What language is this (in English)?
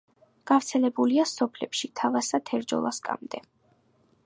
Georgian